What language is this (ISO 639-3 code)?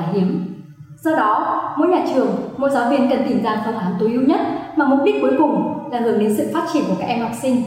vie